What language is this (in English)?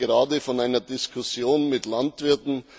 German